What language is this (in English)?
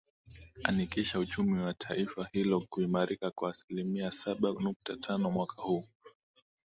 Swahili